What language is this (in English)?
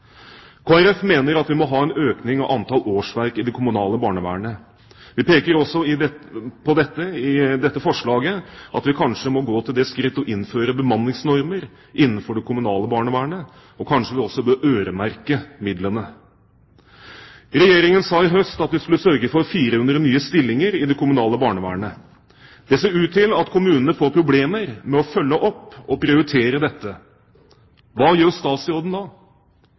Norwegian Bokmål